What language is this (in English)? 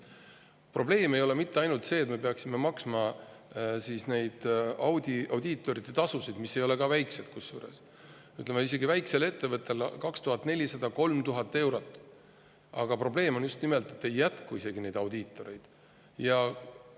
Estonian